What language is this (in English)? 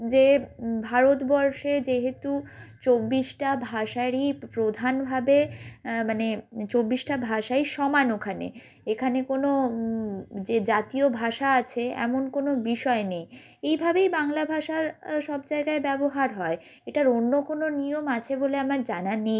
Bangla